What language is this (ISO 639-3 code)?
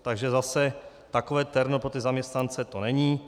ces